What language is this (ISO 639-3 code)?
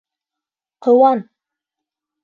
bak